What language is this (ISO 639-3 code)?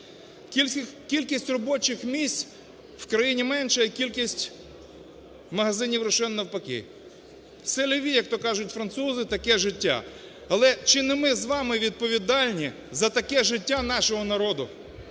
ukr